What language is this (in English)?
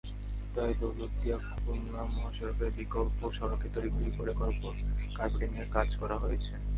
Bangla